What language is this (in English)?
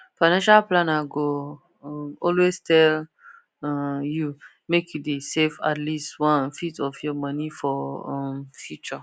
Nigerian Pidgin